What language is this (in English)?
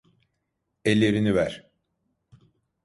Turkish